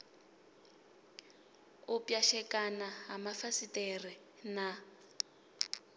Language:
Venda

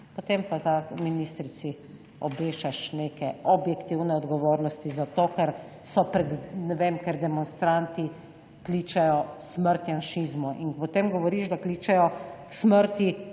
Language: Slovenian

